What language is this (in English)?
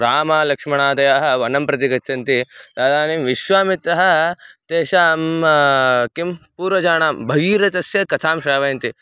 Sanskrit